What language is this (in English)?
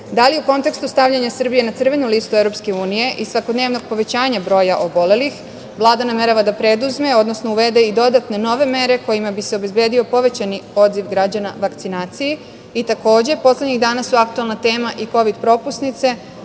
Serbian